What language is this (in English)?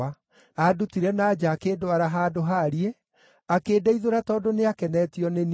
Kikuyu